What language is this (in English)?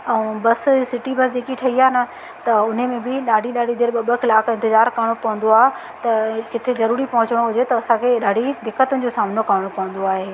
Sindhi